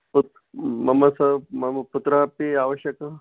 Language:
Sanskrit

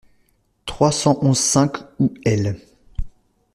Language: French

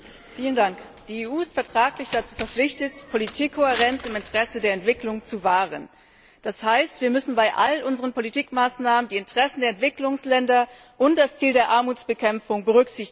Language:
German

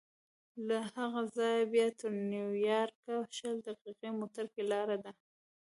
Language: Pashto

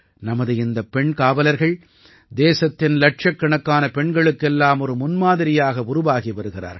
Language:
Tamil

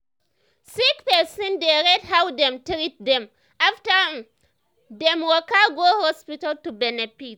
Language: Nigerian Pidgin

